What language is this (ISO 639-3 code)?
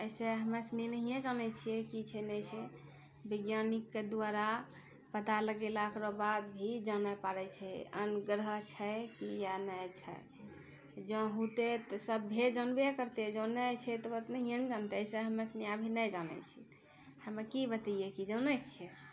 mai